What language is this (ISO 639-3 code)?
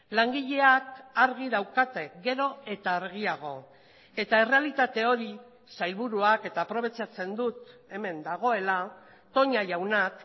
eus